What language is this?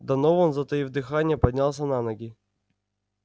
Russian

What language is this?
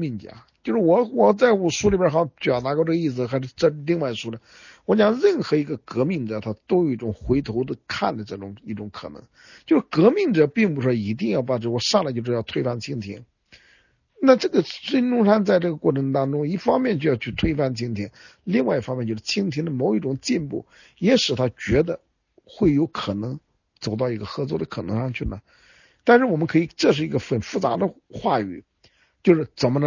Chinese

